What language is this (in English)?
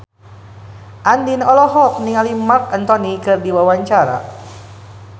Sundanese